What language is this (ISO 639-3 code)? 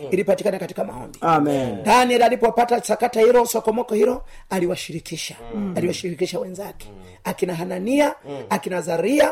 swa